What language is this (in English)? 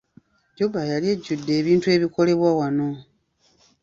Ganda